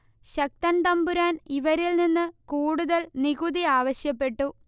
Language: Malayalam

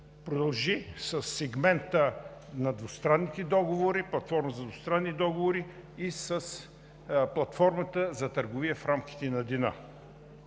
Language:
Bulgarian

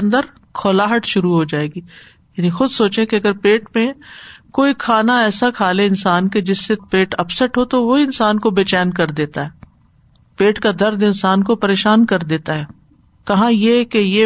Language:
Urdu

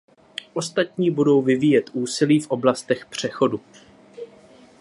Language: Czech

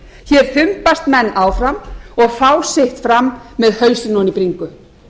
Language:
Icelandic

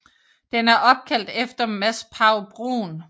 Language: Danish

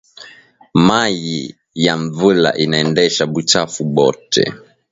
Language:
Swahili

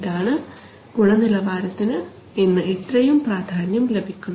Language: Malayalam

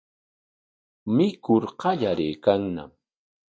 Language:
Corongo Ancash Quechua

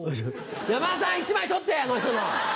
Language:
Japanese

